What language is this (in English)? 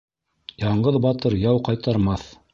Bashkir